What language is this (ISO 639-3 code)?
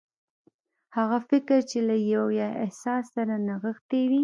pus